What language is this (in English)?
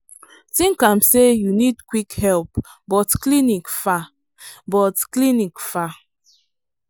Nigerian Pidgin